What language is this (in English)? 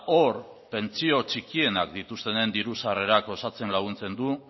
Basque